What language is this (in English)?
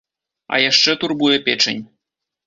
Belarusian